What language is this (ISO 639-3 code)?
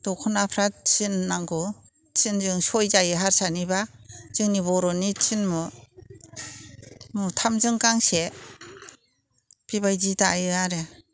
brx